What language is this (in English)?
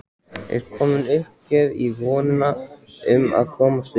Icelandic